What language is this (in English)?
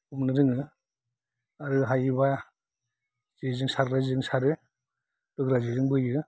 Bodo